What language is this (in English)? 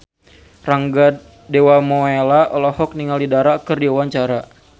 Sundanese